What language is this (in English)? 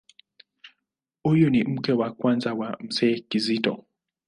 Swahili